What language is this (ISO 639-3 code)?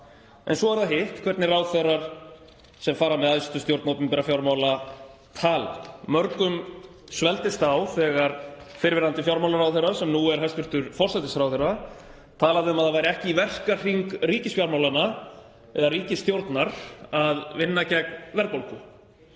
isl